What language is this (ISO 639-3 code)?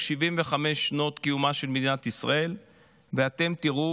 heb